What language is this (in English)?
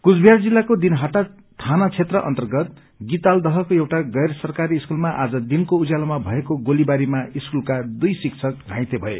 Nepali